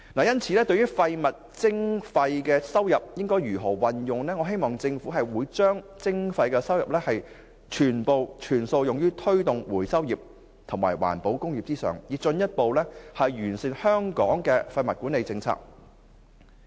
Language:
Cantonese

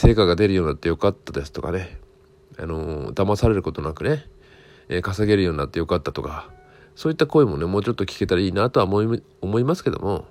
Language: Japanese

